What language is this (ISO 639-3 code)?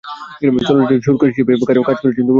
ben